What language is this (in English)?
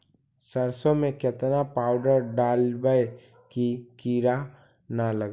Magahi